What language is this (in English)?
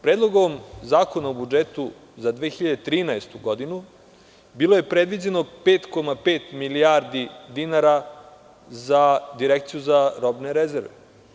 Serbian